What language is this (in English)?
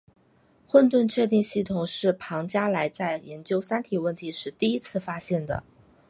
Chinese